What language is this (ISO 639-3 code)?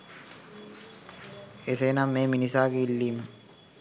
sin